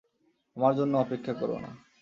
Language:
Bangla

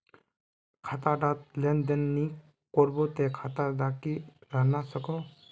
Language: Magahi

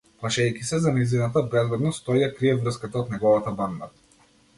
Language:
Macedonian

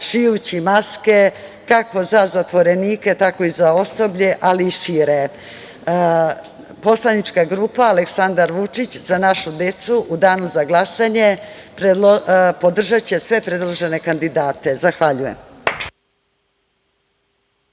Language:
Serbian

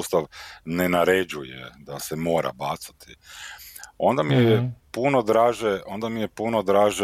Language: Croatian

